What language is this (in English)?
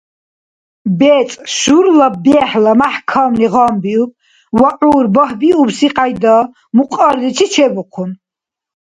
Dargwa